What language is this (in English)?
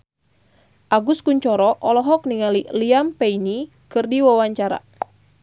Sundanese